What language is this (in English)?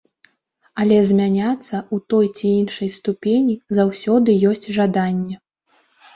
Belarusian